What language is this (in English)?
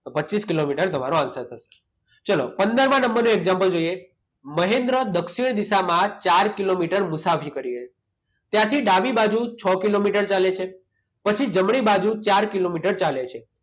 Gujarati